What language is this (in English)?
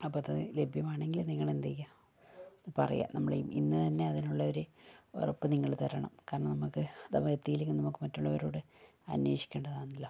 Malayalam